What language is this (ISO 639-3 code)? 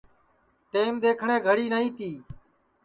ssi